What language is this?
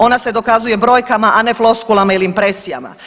Croatian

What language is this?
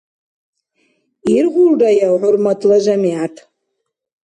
Dargwa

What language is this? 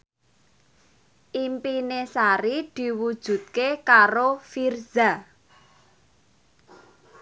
Javanese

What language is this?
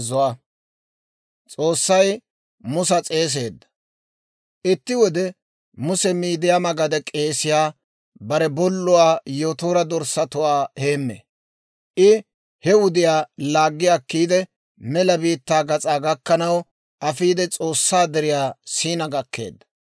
Dawro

